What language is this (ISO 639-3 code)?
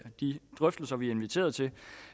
dan